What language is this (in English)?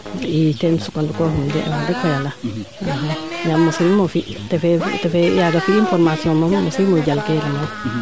Serer